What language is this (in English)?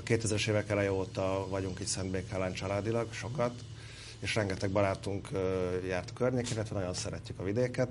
Hungarian